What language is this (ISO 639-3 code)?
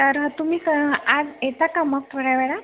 mar